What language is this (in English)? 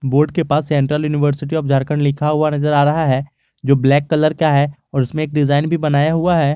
Hindi